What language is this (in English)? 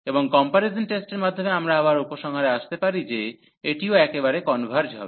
Bangla